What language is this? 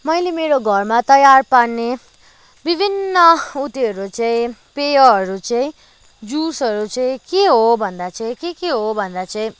Nepali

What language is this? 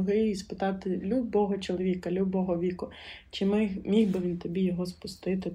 Ukrainian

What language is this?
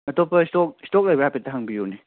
Manipuri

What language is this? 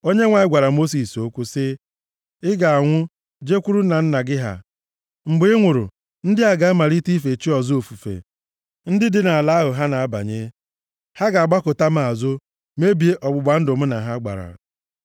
Igbo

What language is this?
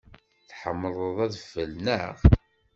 Kabyle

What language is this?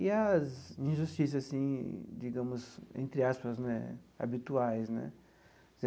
Portuguese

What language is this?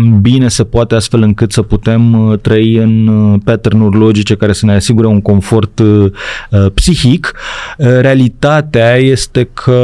Romanian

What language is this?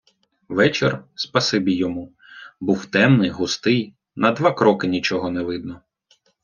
Ukrainian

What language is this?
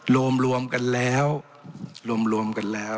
Thai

